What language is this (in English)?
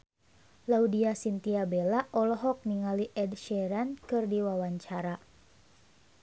Sundanese